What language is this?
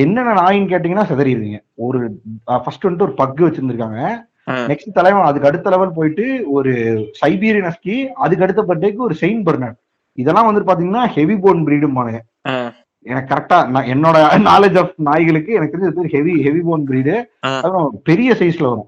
Tamil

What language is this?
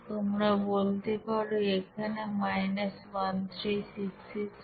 Bangla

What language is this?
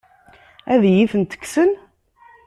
Kabyle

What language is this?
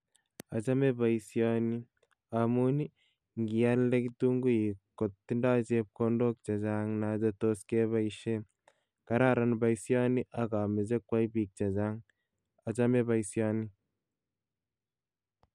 Kalenjin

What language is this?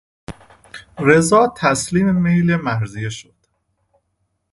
Persian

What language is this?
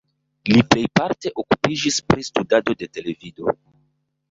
Esperanto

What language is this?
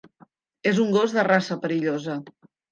Catalan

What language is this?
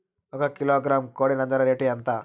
Telugu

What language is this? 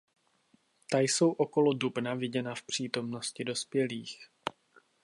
Czech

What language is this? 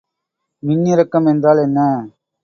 Tamil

